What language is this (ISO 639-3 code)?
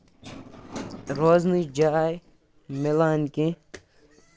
kas